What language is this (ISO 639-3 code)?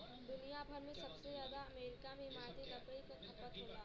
bho